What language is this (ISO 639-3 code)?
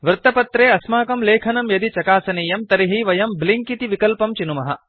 san